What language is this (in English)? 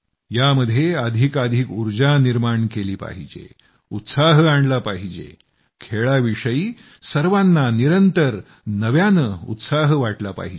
Marathi